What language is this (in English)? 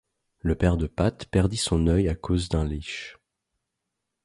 French